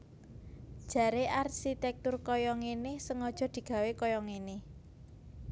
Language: Javanese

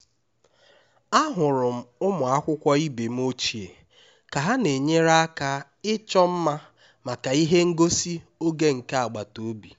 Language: Igbo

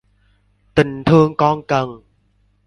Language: Vietnamese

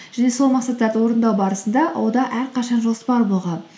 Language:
Kazakh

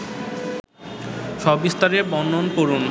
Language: Bangla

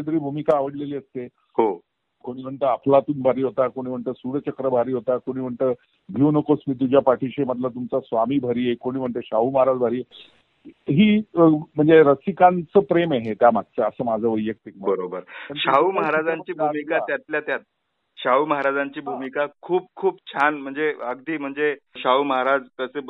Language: Marathi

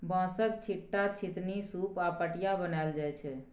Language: Maithili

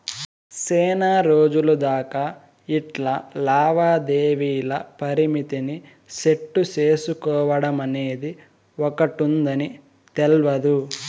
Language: Telugu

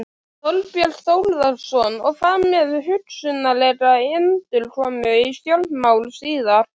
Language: Icelandic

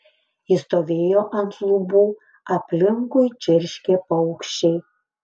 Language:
Lithuanian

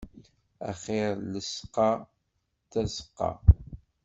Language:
Kabyle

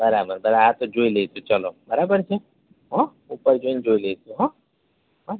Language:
Gujarati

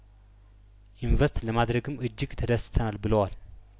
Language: Amharic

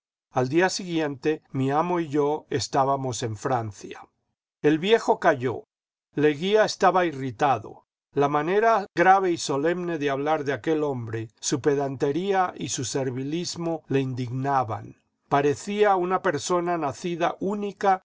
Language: Spanish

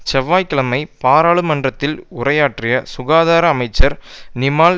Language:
Tamil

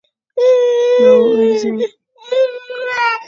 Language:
Fang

